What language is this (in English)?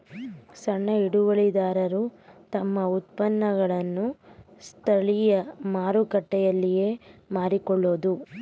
Kannada